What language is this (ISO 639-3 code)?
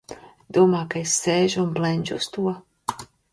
lav